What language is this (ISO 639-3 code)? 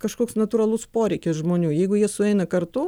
lit